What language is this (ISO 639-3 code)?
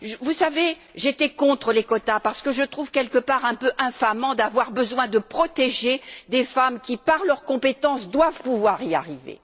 fra